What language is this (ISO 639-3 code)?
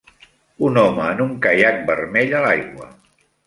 cat